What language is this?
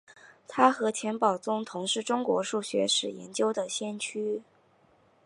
Chinese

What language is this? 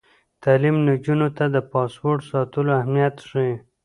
Pashto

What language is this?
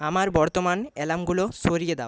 Bangla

